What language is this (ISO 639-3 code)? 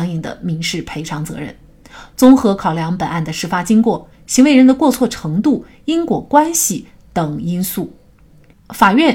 zho